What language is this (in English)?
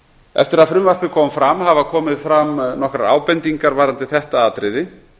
Icelandic